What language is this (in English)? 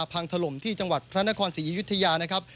Thai